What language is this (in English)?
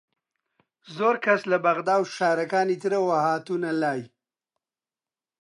Central Kurdish